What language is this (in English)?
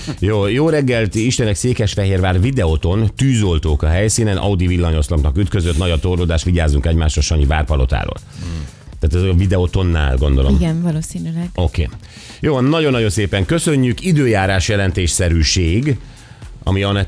Hungarian